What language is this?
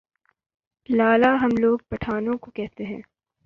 Urdu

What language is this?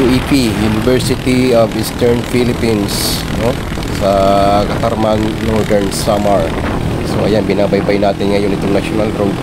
Filipino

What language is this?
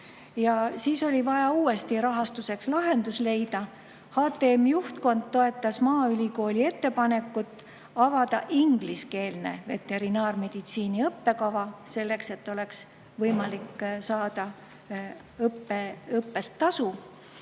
Estonian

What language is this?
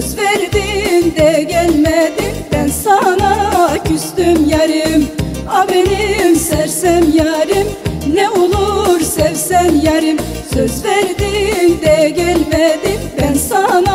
Turkish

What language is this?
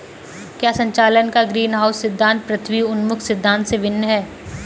Hindi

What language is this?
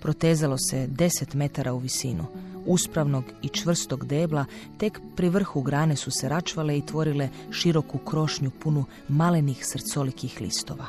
Croatian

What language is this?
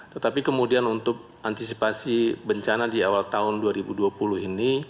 Indonesian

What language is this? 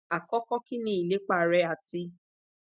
Yoruba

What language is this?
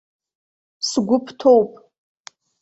Abkhazian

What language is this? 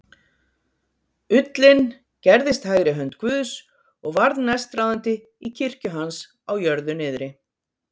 Icelandic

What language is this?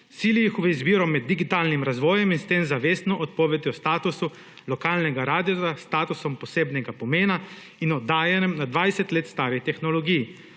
Slovenian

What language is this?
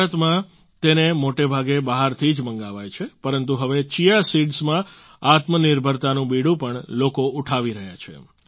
Gujarati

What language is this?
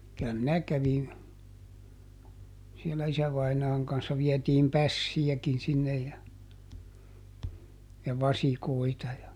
Finnish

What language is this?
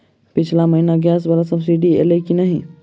Maithili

